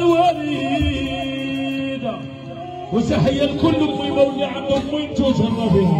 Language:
Arabic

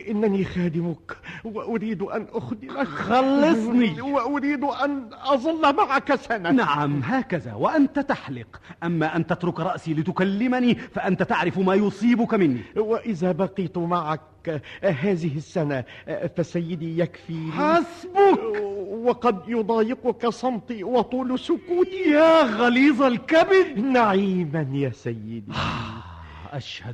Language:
Arabic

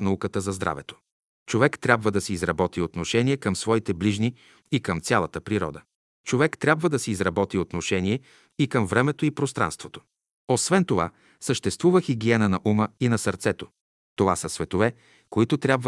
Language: Bulgarian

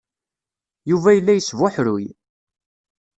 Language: Kabyle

